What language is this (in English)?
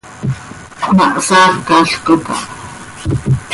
Seri